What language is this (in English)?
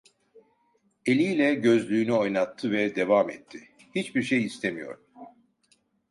Turkish